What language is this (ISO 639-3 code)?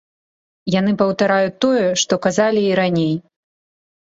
bel